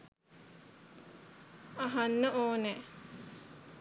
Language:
Sinhala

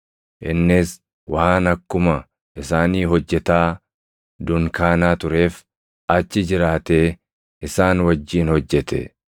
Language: Oromo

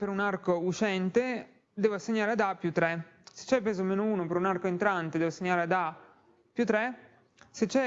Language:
Italian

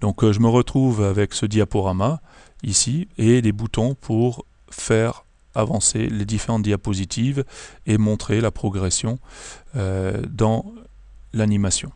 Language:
French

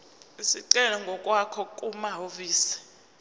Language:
Zulu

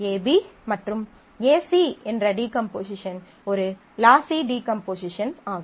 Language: Tamil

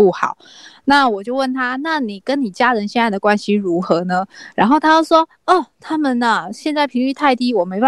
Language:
Chinese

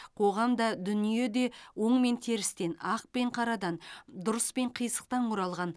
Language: Kazakh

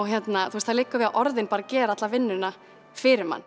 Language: Icelandic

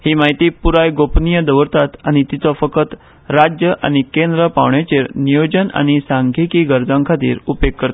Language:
Konkani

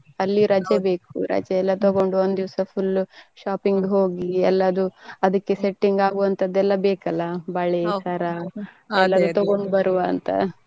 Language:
Kannada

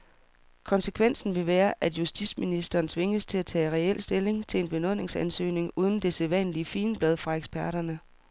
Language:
Danish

